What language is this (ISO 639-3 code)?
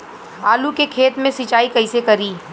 bho